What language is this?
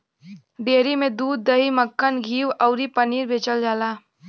Bhojpuri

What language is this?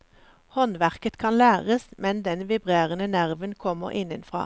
Norwegian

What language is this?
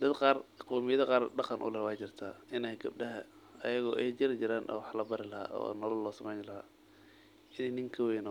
Somali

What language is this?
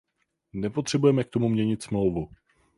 Czech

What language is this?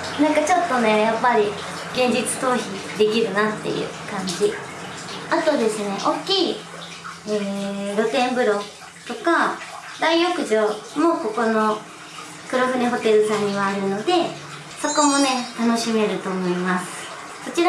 Japanese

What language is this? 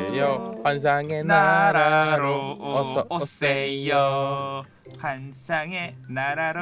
Korean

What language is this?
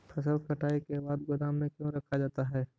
Magahi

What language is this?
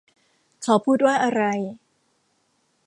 Thai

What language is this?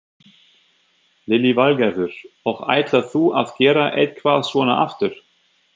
Icelandic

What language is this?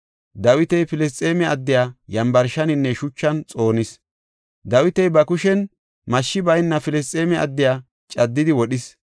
Gofa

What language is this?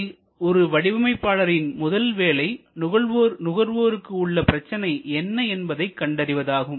Tamil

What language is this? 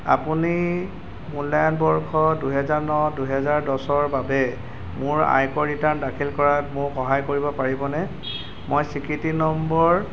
Assamese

